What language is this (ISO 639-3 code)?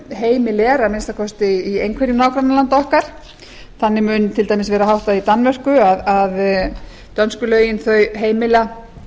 isl